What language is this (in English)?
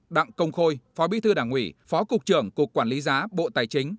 Vietnamese